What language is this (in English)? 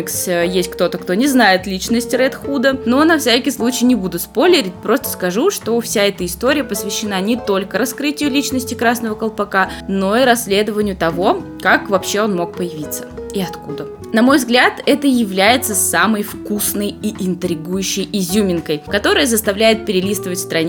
Russian